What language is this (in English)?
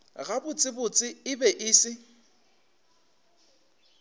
Northern Sotho